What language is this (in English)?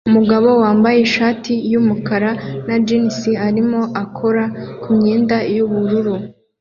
Kinyarwanda